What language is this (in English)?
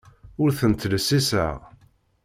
Kabyle